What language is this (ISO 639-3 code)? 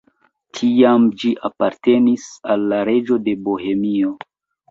epo